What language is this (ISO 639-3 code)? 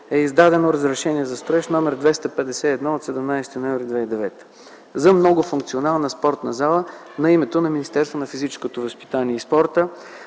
bul